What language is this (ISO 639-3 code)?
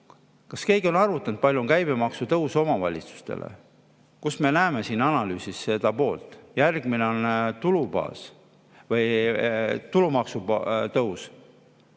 est